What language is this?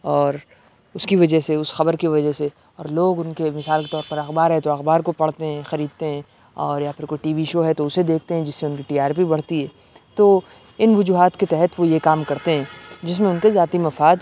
Urdu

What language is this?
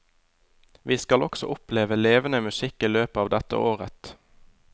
Norwegian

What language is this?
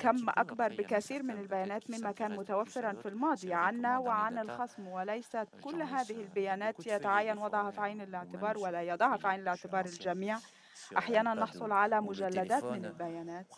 Arabic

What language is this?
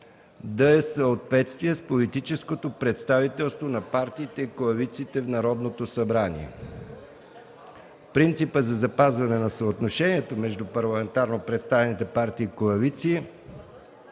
Bulgarian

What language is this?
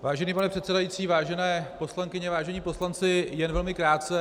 Czech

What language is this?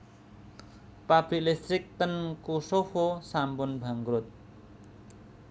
Javanese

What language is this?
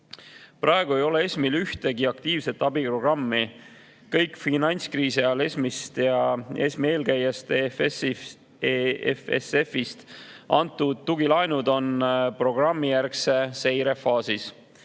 Estonian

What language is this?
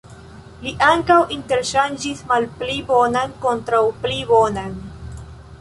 Esperanto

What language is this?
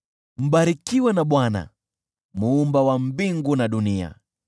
Swahili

